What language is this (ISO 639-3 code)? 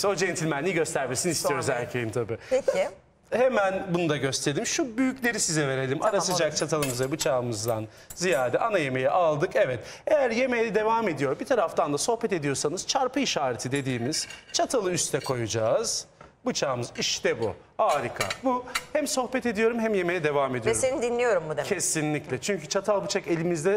tur